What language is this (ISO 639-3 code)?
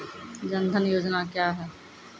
mai